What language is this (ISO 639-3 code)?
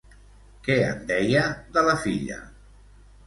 cat